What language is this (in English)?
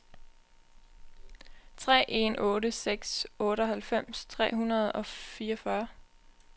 Danish